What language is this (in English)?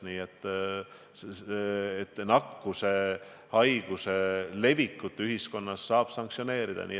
Estonian